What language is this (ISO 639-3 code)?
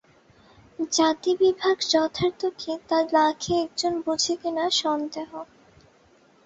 ben